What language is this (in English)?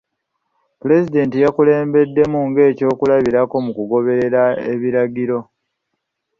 Ganda